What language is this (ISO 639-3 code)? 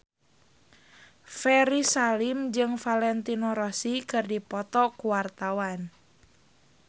sun